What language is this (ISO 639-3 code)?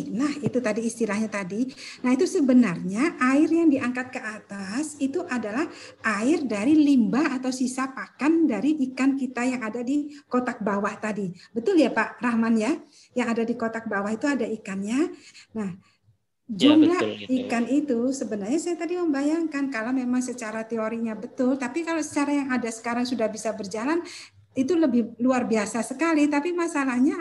ind